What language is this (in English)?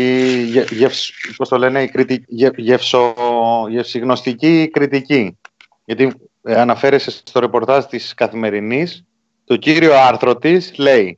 Greek